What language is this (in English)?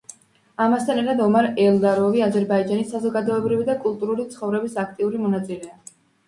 Georgian